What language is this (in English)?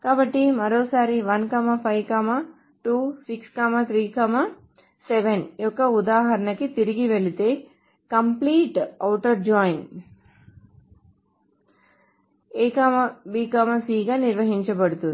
Telugu